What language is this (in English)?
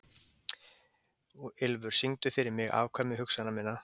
Icelandic